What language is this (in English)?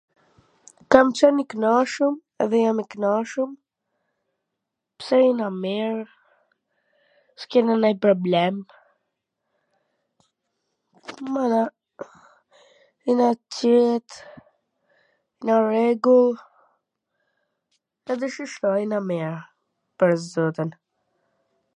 Gheg Albanian